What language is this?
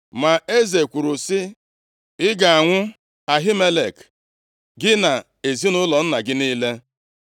Igbo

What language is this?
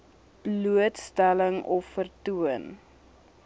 Afrikaans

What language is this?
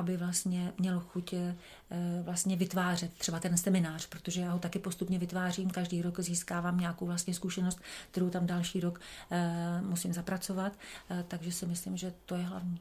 Czech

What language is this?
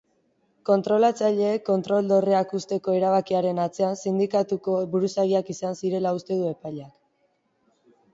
Basque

